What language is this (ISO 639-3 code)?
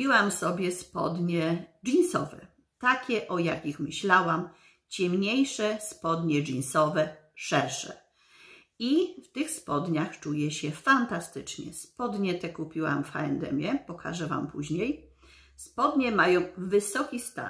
pol